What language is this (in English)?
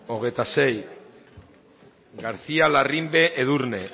Basque